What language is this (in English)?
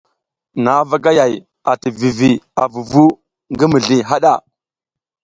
South Giziga